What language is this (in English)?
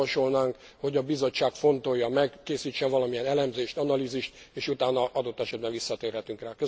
Hungarian